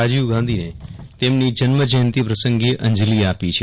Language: Gujarati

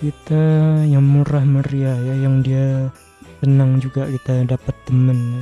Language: Indonesian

